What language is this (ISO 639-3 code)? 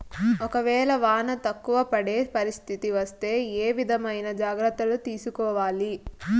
tel